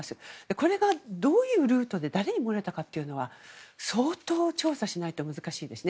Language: Japanese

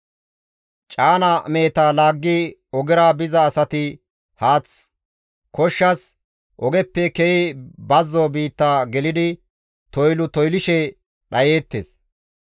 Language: Gamo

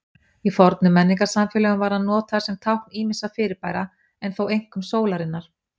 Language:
Icelandic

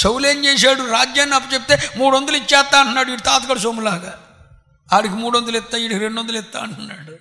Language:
Telugu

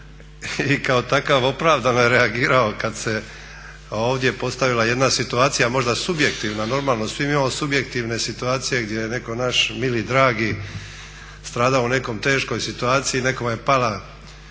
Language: Croatian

